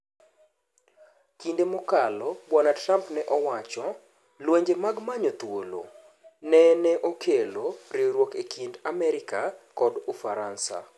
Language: Luo (Kenya and Tanzania)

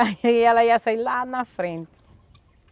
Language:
Portuguese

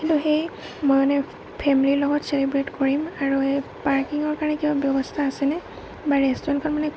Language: Assamese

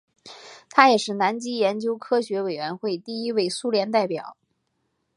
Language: Chinese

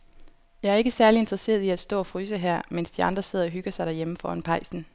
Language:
Danish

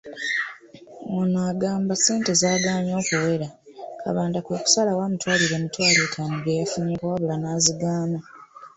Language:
Ganda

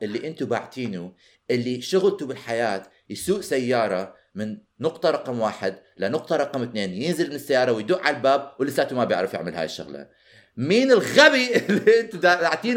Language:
Arabic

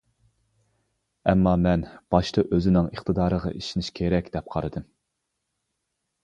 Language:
Uyghur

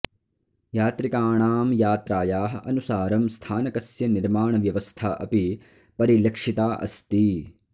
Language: Sanskrit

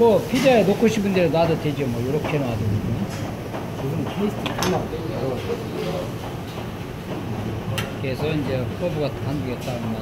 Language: Korean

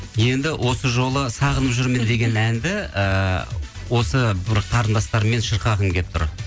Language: Kazakh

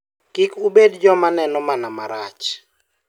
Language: Luo (Kenya and Tanzania)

